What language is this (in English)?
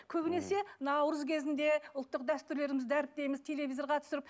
Kazakh